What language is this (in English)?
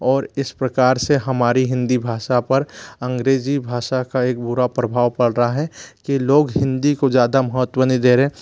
Hindi